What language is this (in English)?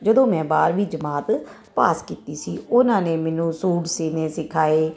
Punjabi